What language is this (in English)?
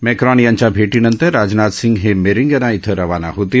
Marathi